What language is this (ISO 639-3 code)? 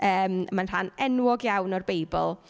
cym